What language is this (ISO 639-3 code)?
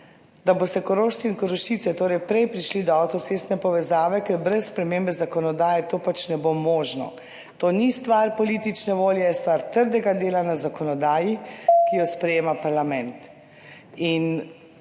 slv